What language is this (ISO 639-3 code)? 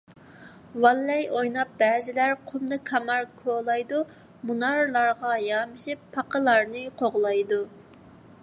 uig